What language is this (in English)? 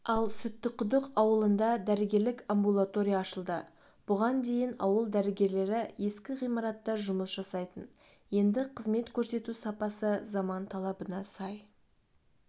Kazakh